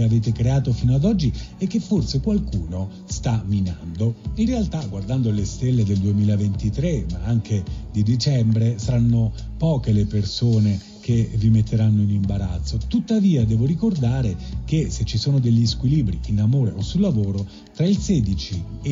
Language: Italian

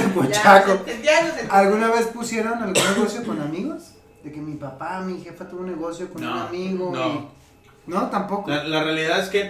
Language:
Spanish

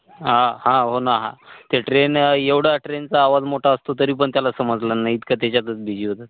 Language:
Marathi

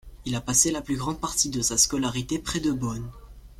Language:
French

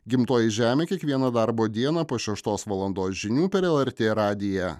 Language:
Lithuanian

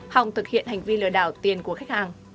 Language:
Vietnamese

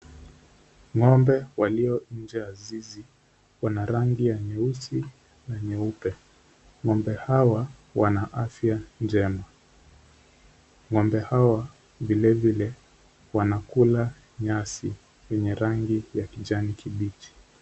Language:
Swahili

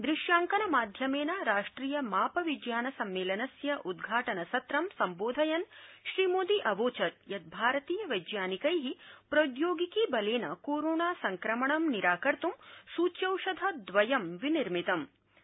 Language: Sanskrit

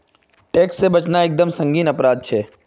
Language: Magahi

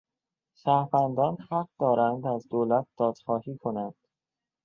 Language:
Persian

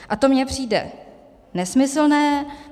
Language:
Czech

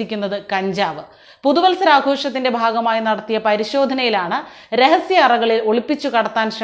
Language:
Malayalam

